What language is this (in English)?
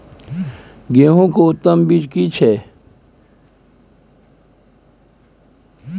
Maithili